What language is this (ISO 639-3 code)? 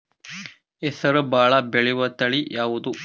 kan